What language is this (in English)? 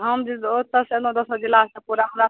Maithili